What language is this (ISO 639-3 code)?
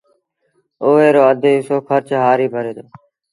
sbn